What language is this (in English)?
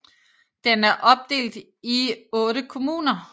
Danish